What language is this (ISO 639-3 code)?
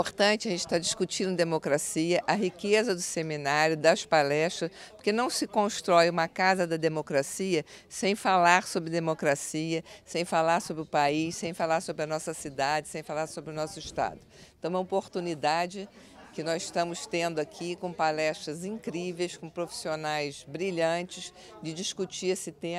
por